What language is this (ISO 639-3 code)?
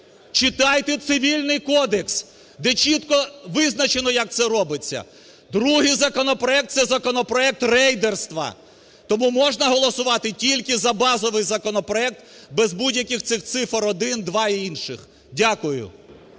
ukr